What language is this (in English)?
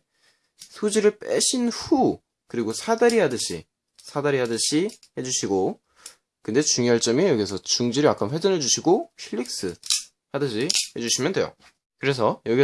Korean